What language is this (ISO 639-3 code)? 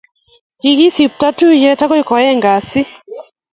kln